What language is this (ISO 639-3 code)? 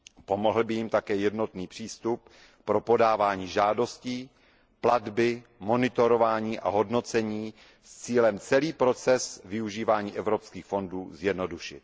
ces